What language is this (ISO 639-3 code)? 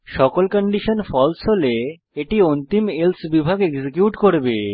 ben